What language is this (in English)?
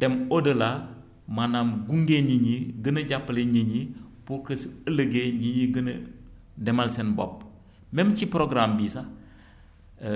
Wolof